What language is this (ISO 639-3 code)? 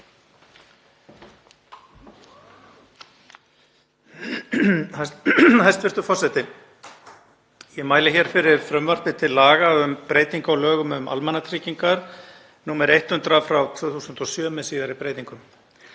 isl